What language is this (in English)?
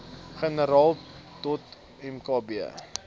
Afrikaans